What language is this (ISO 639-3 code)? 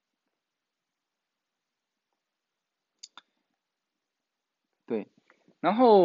zho